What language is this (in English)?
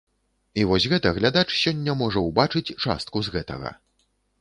Belarusian